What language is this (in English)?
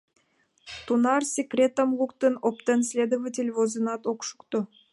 Mari